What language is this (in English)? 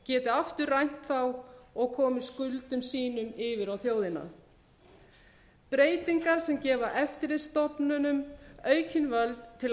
Icelandic